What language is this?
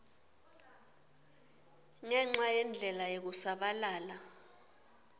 Swati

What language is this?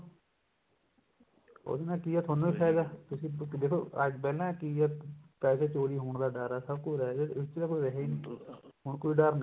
Punjabi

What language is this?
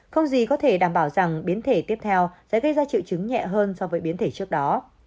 Vietnamese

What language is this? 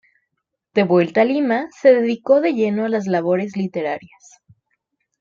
Spanish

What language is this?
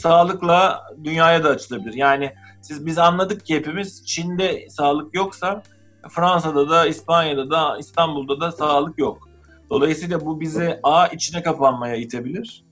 Turkish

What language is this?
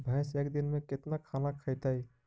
Magahi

